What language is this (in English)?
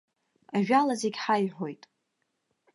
Abkhazian